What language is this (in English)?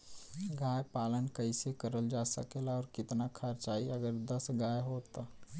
Bhojpuri